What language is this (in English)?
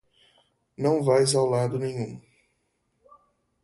Portuguese